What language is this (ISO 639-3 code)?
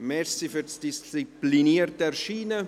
gsw